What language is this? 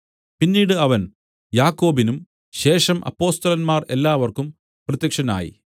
Malayalam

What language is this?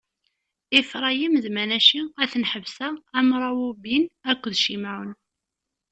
Kabyle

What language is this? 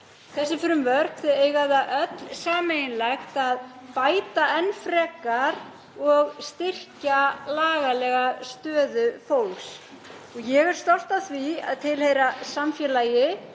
Icelandic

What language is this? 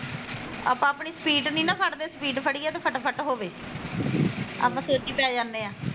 Punjabi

